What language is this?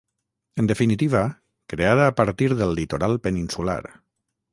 Catalan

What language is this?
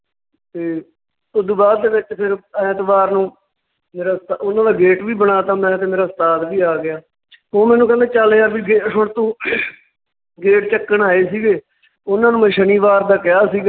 Punjabi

